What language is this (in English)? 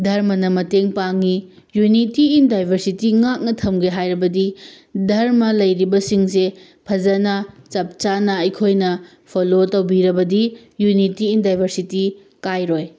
Manipuri